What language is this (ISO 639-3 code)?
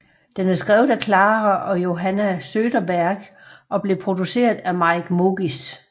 dan